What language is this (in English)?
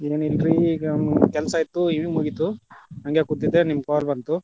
Kannada